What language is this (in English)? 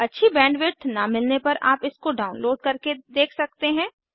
Hindi